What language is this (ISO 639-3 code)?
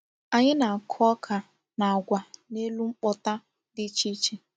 ibo